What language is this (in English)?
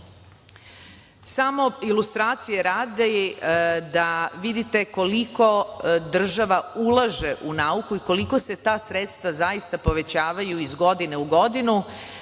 Serbian